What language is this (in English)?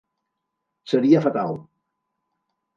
Catalan